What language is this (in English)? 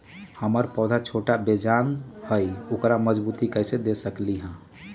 Magahi